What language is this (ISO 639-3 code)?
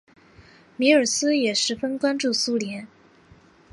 zho